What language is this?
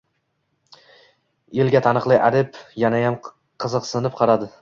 Uzbek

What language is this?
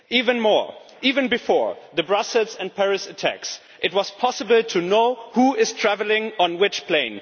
English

